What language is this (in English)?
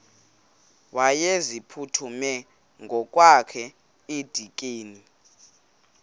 Xhosa